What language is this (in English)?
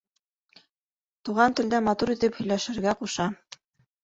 Bashkir